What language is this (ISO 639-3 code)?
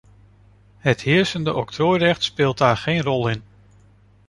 nld